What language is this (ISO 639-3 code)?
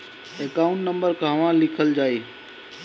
bho